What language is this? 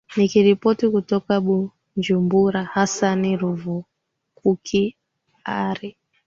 Swahili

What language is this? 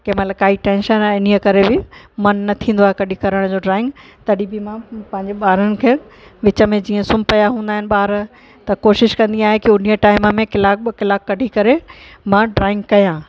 Sindhi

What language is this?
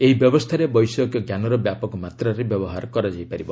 Odia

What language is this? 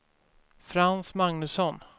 Swedish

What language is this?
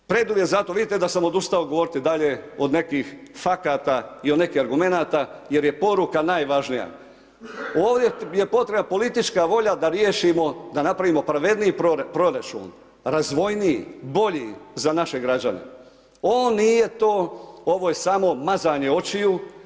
Croatian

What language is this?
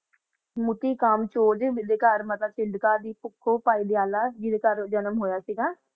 Punjabi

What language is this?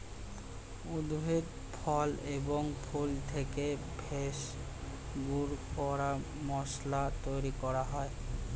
Bangla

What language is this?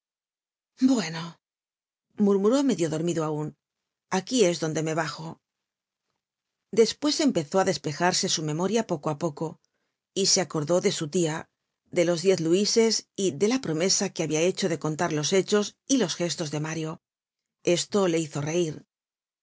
Spanish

